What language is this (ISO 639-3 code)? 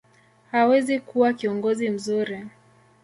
swa